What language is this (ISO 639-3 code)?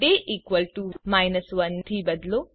guj